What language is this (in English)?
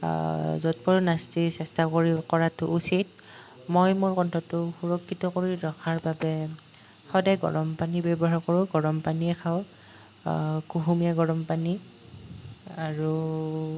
Assamese